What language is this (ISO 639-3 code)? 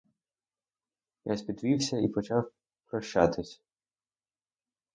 ukr